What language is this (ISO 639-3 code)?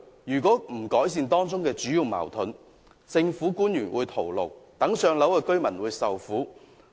yue